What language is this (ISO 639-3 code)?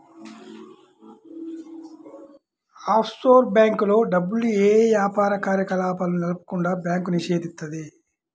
tel